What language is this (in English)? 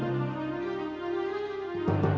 Indonesian